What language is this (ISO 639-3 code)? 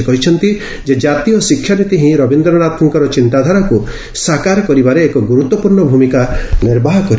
ori